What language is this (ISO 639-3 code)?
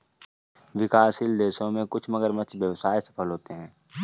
hin